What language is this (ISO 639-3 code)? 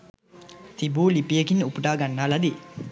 sin